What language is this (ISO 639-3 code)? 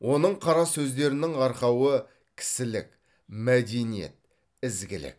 kaz